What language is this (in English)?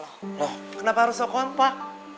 Indonesian